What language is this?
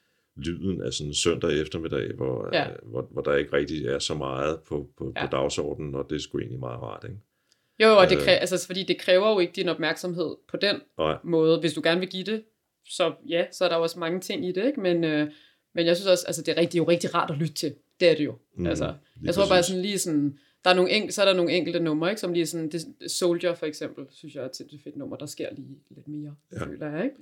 Danish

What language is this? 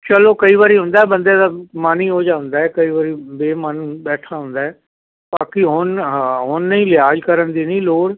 Punjabi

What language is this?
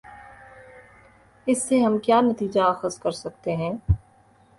Urdu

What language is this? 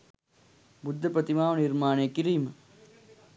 Sinhala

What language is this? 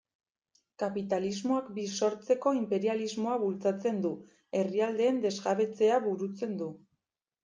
Basque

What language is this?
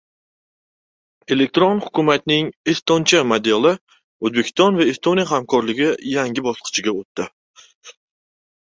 Uzbek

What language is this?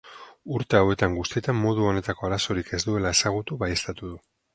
Basque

